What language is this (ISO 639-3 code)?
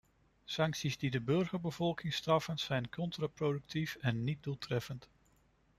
nld